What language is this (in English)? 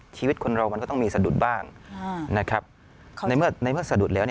Thai